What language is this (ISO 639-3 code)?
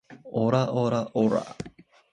jpn